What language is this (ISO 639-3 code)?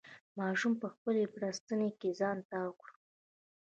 pus